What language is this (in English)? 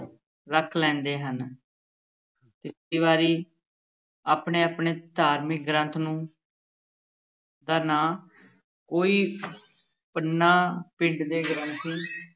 Punjabi